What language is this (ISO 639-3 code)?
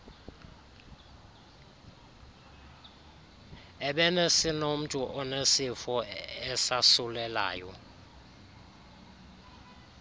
xho